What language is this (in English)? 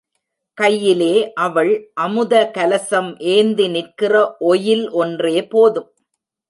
Tamil